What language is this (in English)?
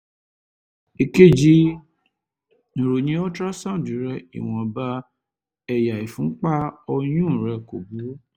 Yoruba